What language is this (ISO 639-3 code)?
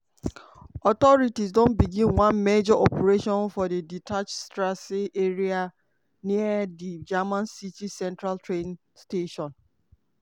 pcm